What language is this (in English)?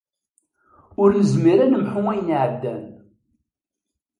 Kabyle